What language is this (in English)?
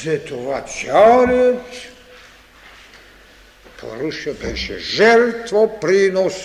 Bulgarian